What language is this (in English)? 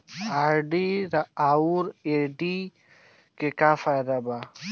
Bhojpuri